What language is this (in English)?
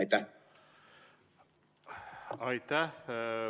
Estonian